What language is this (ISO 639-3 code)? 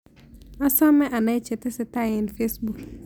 kln